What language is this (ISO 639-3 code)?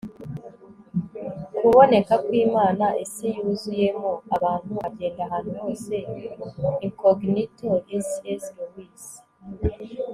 kin